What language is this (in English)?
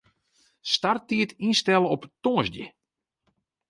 Western Frisian